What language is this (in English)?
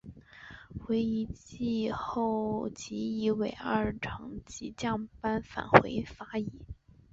Chinese